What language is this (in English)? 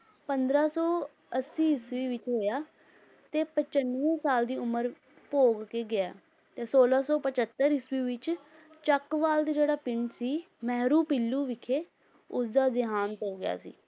Punjabi